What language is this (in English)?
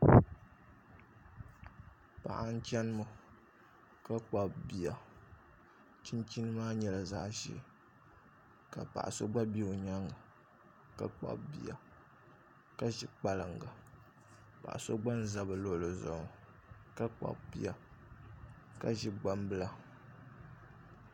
Dagbani